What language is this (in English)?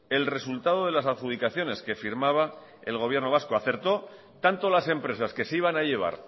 Spanish